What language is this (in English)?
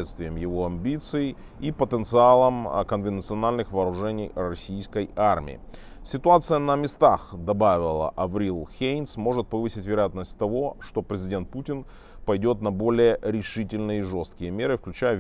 Russian